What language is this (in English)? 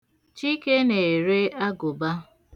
Igbo